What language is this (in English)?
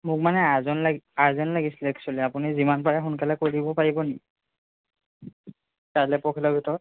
Assamese